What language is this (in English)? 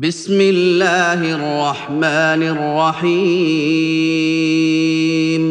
Arabic